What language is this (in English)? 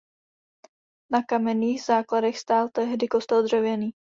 Czech